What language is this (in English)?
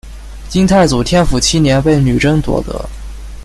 Chinese